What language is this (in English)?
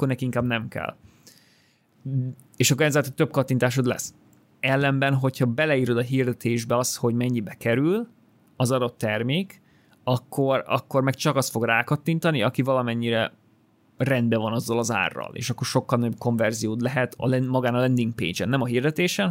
Hungarian